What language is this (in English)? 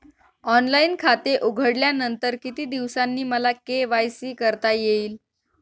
Marathi